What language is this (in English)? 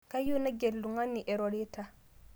Masai